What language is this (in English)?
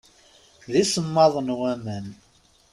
Kabyle